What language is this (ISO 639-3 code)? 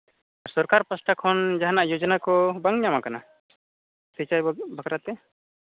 sat